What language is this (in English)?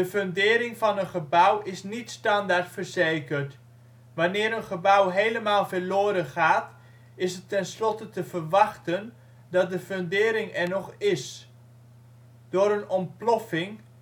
Dutch